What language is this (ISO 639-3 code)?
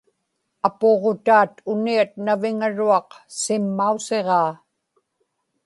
ipk